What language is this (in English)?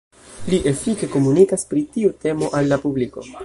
Esperanto